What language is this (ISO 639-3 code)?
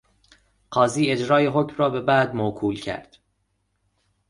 fas